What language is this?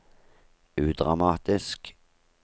Norwegian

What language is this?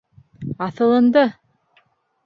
Bashkir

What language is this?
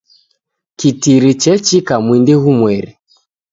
Taita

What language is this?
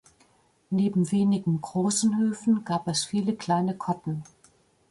German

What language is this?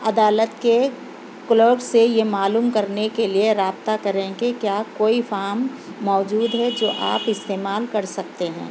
Urdu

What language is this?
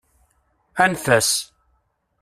Kabyle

